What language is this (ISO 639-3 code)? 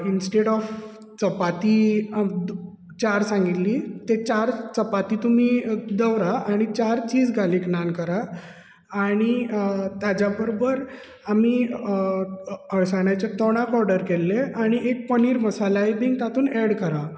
kok